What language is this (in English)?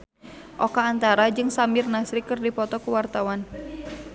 Sundanese